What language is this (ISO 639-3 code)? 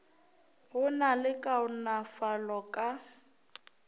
nso